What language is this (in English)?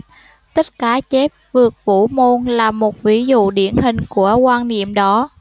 Vietnamese